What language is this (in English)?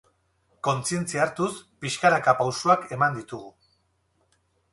Basque